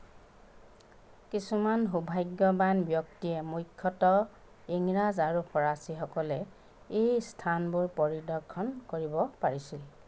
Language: Assamese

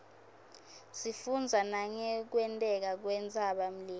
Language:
Swati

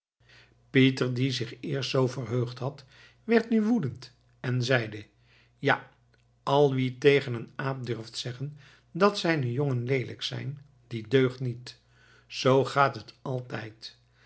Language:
Dutch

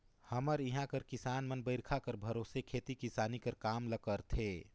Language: Chhattisgarhi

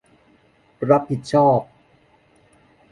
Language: Thai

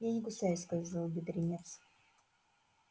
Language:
Russian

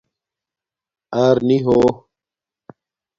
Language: Domaaki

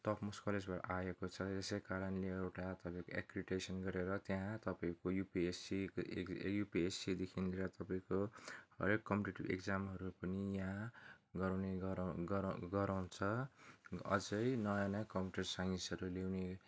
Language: Nepali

